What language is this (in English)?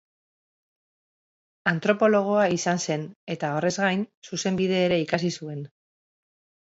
Basque